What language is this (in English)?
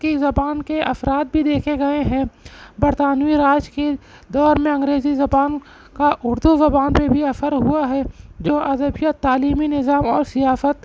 Urdu